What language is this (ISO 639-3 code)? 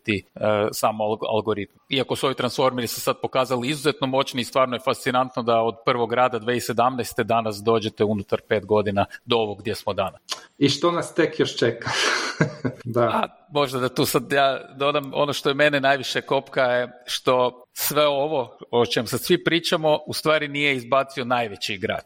hrv